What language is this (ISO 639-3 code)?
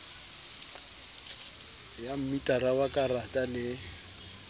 sot